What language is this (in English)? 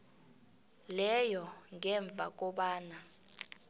South Ndebele